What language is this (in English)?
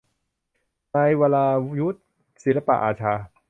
Thai